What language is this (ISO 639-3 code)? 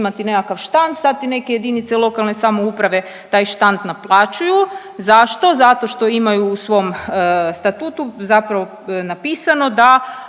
hrv